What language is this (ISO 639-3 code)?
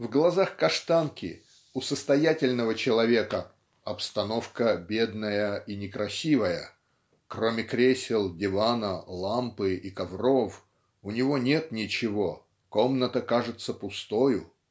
rus